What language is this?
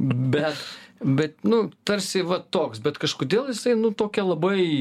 Lithuanian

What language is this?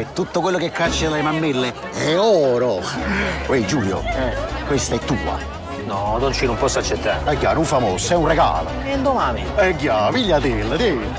Italian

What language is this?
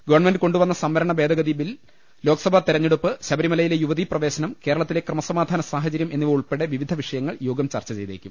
Malayalam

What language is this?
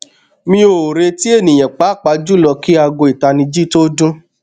Yoruba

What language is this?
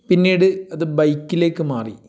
Malayalam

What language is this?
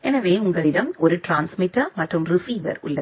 Tamil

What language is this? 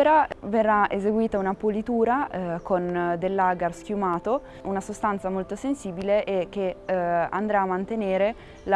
Italian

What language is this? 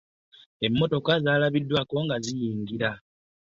Ganda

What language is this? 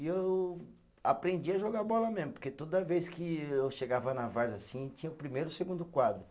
Portuguese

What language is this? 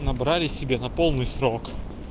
Russian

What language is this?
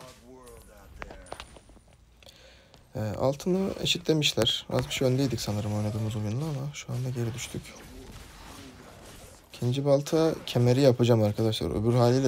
Turkish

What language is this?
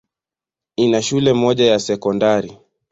Swahili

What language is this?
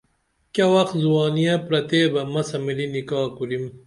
Dameli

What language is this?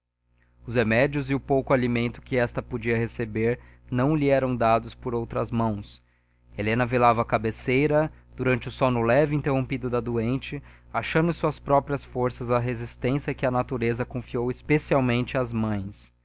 Portuguese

